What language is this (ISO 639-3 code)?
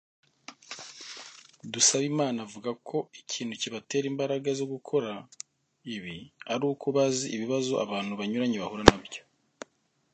kin